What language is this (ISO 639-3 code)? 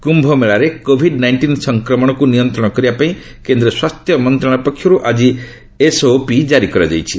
ori